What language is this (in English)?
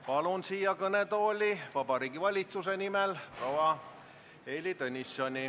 Estonian